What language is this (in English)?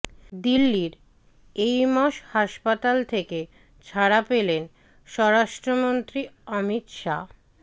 Bangla